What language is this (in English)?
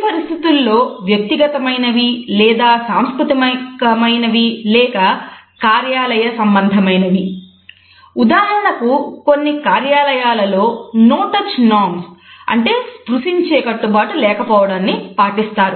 Telugu